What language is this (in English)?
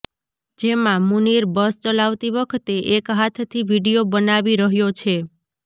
Gujarati